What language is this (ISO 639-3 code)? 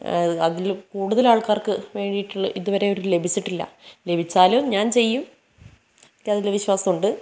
mal